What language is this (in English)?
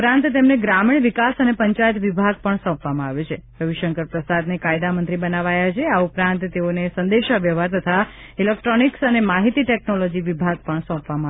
Gujarati